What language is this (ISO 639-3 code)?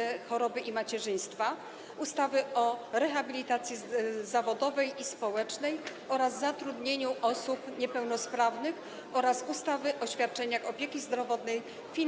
pol